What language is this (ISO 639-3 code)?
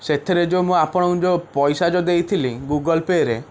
ori